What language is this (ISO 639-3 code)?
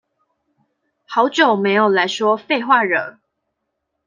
zho